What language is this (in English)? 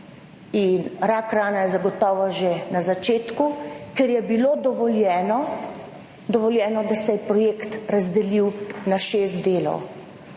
Slovenian